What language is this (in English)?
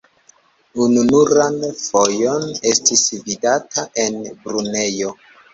Esperanto